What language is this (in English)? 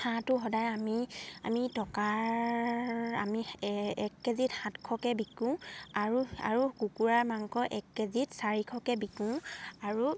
Assamese